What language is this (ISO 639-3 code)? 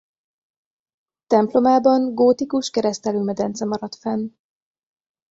hun